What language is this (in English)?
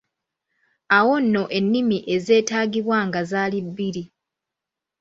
Ganda